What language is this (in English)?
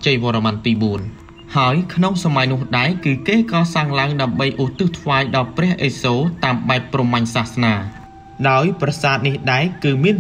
Thai